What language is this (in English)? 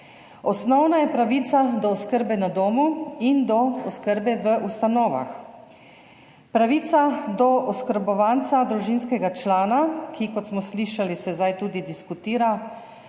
Slovenian